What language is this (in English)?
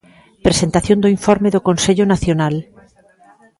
Galician